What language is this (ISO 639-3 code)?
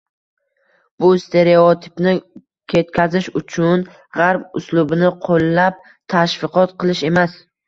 uzb